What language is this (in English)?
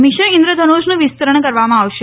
Gujarati